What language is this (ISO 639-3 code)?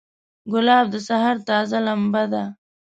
pus